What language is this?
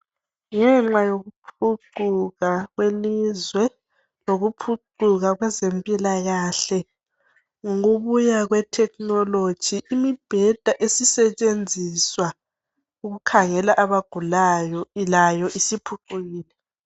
North Ndebele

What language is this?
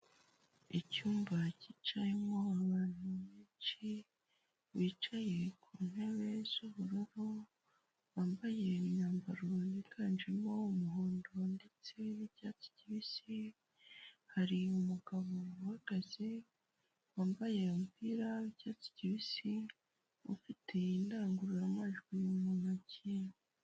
Kinyarwanda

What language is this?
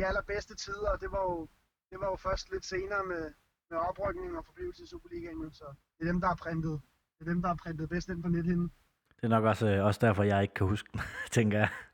Danish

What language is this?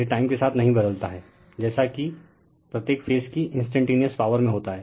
Hindi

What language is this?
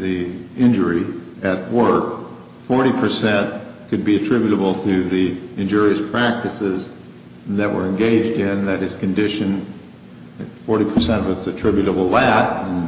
English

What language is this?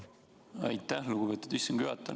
Estonian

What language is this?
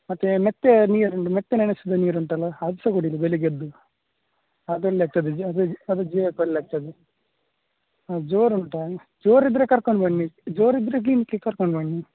Kannada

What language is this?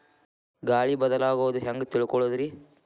Kannada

